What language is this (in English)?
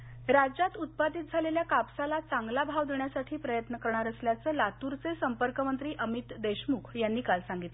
Marathi